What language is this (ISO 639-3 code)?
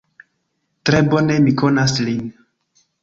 epo